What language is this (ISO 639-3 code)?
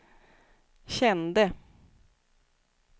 swe